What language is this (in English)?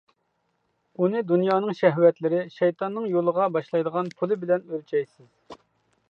Uyghur